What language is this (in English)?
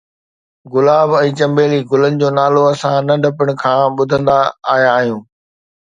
Sindhi